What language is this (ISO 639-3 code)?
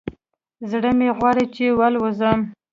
pus